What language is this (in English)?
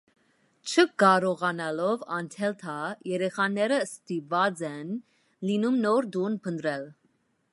Armenian